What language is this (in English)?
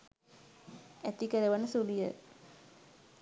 Sinhala